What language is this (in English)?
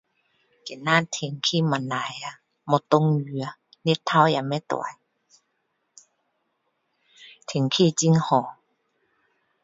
Min Dong Chinese